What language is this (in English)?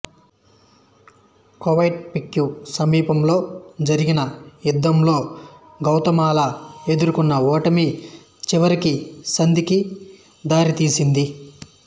Telugu